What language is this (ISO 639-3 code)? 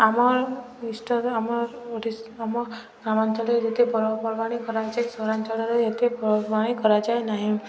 ori